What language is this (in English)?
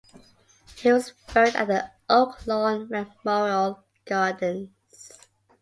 English